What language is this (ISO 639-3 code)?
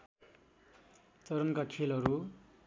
nep